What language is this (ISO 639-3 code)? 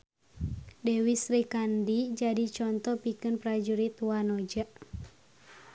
sun